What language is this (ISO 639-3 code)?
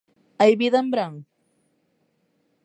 glg